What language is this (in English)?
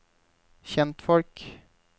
Norwegian